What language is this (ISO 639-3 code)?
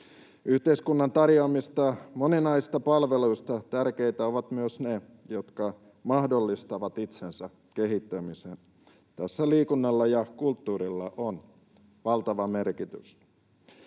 fin